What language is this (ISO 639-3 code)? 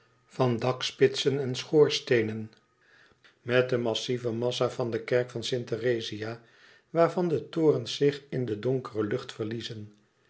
nld